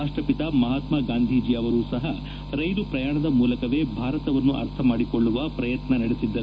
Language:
Kannada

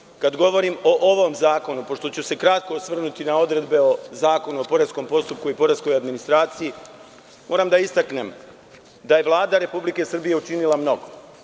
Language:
Serbian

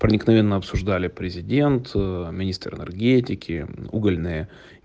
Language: Russian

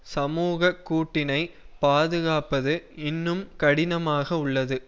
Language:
Tamil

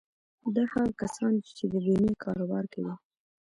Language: Pashto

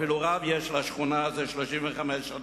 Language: Hebrew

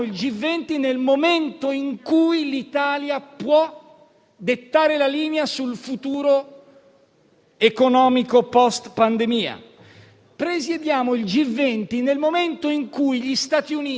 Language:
Italian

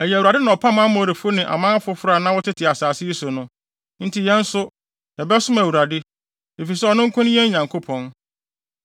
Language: Akan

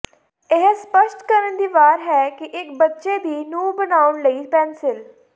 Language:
Punjabi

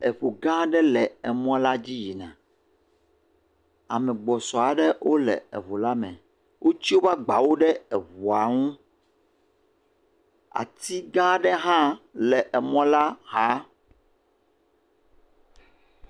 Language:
Ewe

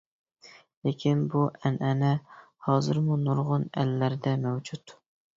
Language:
Uyghur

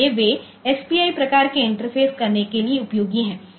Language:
Hindi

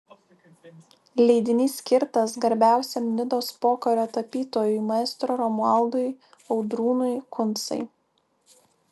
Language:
Lithuanian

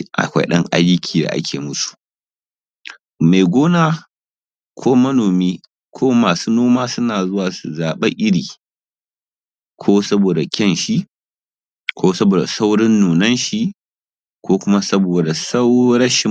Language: Hausa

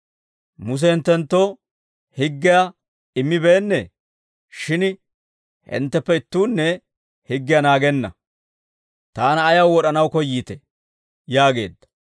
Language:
Dawro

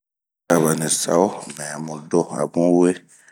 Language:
Bomu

